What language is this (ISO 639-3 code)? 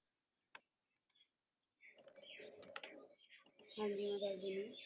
pan